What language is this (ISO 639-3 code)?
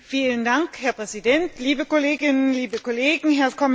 deu